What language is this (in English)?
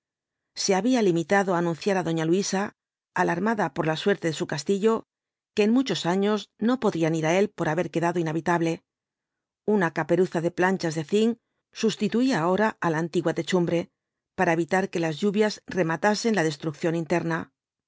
Spanish